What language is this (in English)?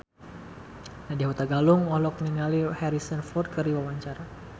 Sundanese